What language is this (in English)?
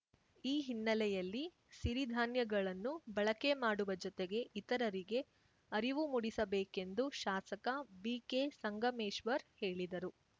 Kannada